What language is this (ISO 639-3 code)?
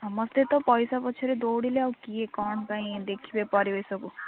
ori